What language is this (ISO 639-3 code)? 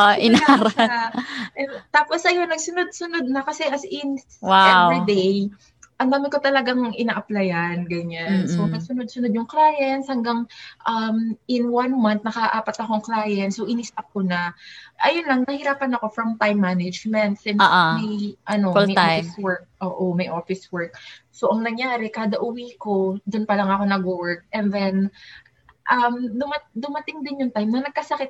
fil